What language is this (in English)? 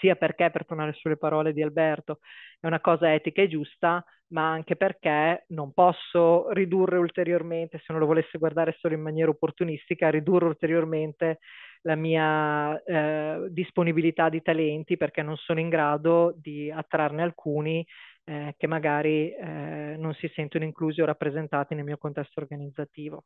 Italian